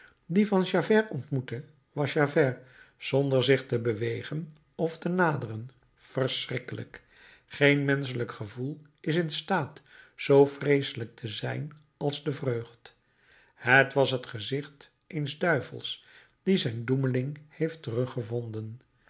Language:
Dutch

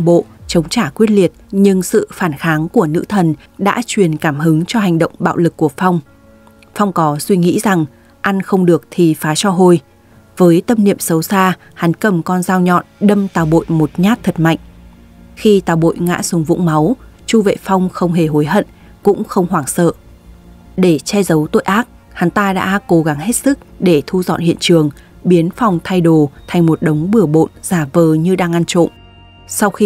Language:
Vietnamese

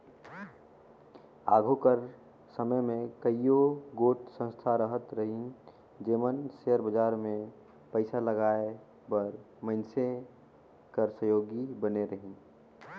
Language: Chhattisgarhi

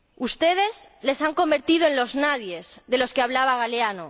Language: Spanish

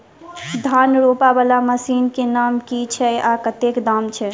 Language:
Maithili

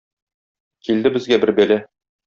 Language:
Tatar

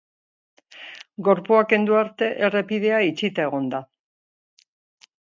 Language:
Basque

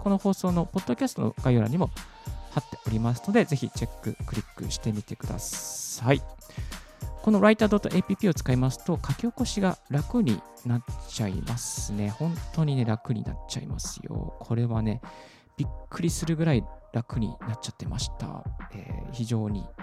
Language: Japanese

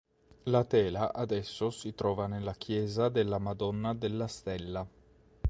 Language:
Italian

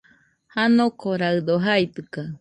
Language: Nüpode Huitoto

